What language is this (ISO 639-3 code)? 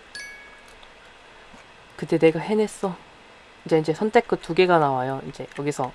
kor